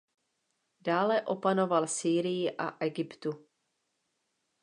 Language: Czech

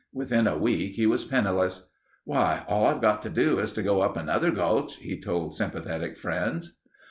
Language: English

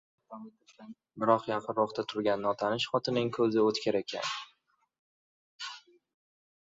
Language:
Uzbek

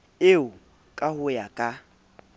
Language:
Southern Sotho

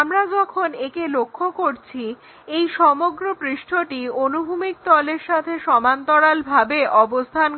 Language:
Bangla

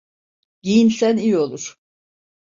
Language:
Turkish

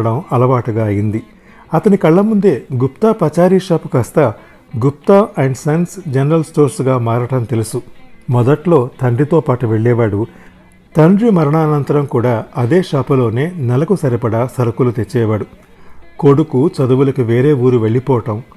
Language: Telugu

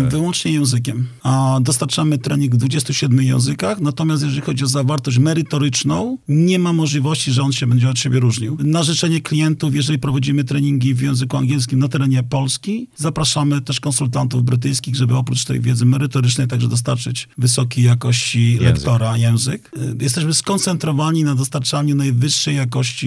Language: Polish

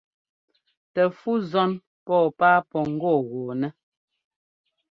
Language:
Ngomba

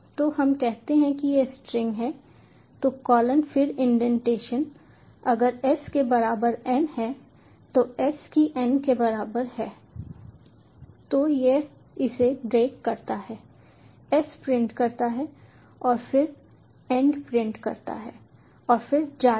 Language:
Hindi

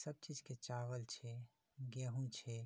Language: Maithili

